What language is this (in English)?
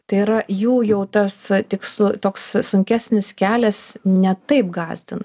Lithuanian